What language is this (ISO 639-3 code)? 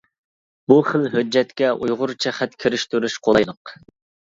uig